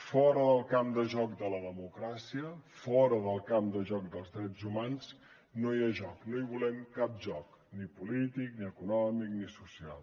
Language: Catalan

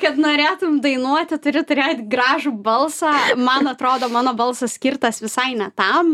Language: Lithuanian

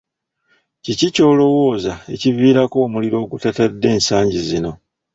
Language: Ganda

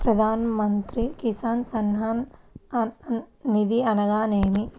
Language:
Telugu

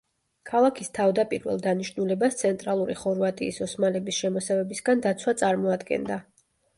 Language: Georgian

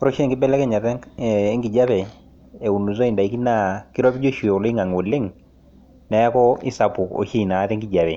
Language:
Masai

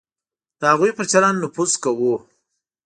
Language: Pashto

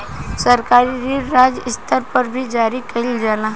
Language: Bhojpuri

